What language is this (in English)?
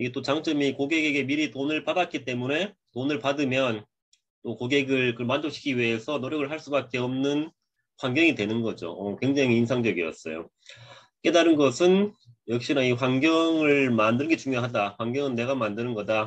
Korean